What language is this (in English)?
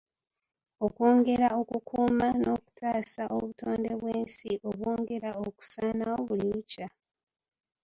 Ganda